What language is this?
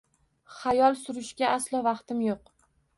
Uzbek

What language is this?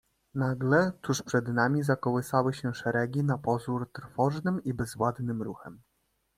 Polish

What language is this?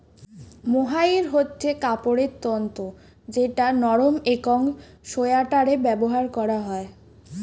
Bangla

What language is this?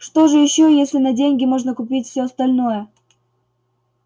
Russian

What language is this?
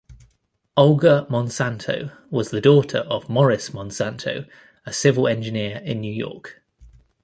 English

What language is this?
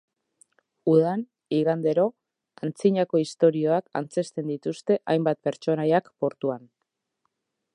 Basque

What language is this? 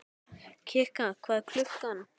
Icelandic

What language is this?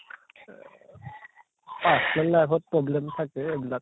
Assamese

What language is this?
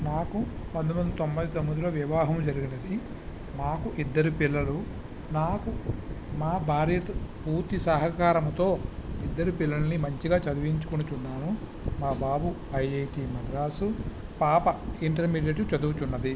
Telugu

